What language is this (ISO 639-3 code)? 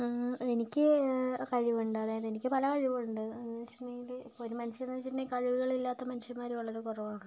mal